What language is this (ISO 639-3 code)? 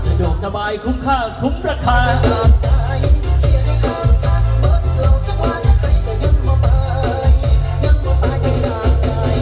tha